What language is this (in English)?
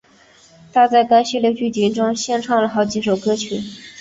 Chinese